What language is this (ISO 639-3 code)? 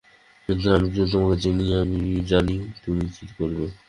ben